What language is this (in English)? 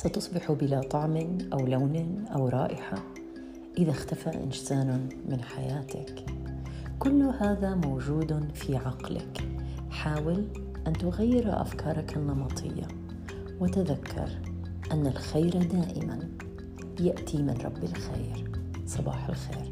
Arabic